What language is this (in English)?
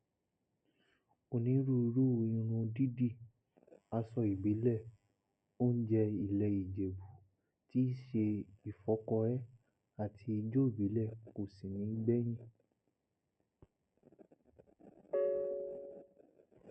Yoruba